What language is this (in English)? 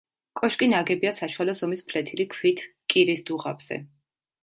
Georgian